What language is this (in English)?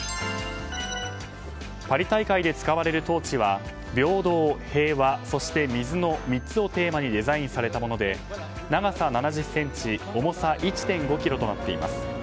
Japanese